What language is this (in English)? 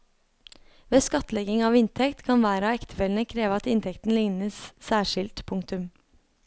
Norwegian